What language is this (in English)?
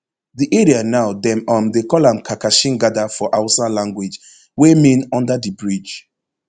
Nigerian Pidgin